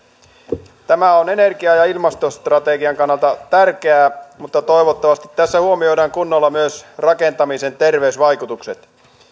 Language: Finnish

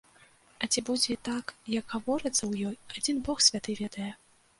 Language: Belarusian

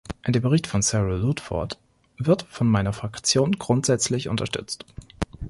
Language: German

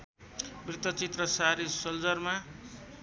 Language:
Nepali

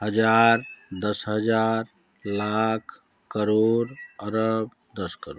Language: Hindi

